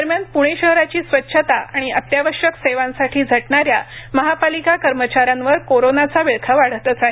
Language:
Marathi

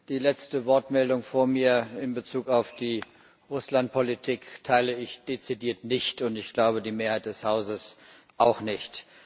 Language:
German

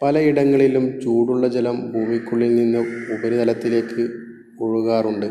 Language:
Malayalam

